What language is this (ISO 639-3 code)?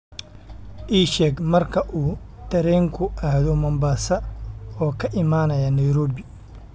som